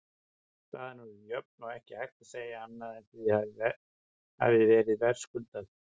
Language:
Icelandic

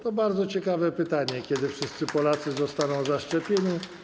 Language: Polish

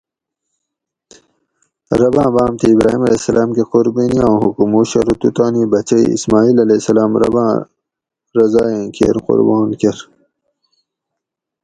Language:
Gawri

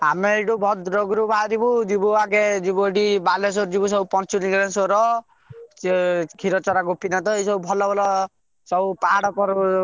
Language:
Odia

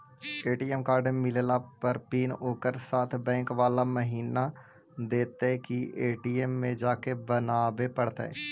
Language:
Magahi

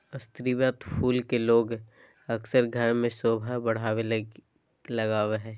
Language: Magahi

